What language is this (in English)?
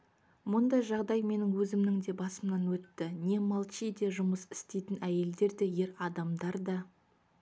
Kazakh